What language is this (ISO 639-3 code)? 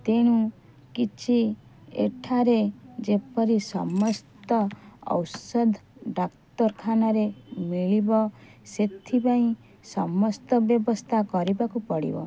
ori